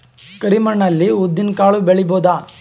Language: Kannada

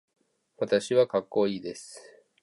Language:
Japanese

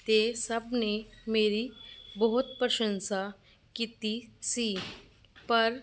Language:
Punjabi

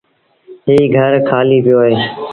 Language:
Sindhi Bhil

